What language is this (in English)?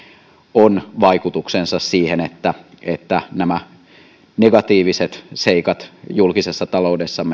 Finnish